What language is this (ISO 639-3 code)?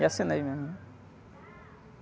por